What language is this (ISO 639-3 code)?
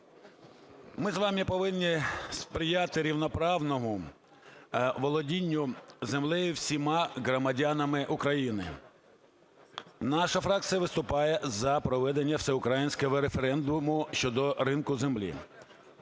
ukr